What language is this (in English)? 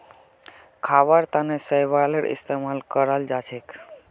Magahi